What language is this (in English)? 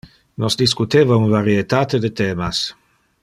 Interlingua